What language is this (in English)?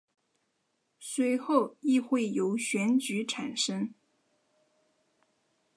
Chinese